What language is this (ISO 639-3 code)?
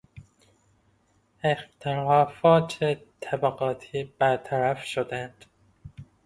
fas